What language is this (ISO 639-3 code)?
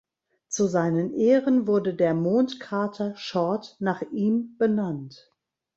deu